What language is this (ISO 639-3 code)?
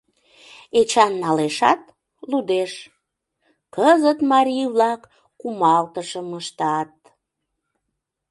chm